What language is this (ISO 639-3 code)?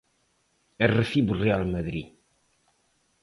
glg